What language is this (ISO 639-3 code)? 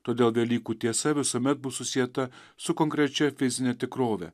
lit